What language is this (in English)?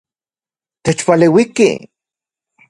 Central Puebla Nahuatl